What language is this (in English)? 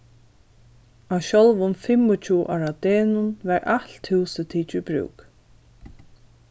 Faroese